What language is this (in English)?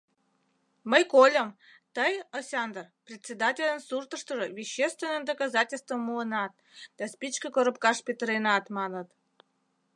Mari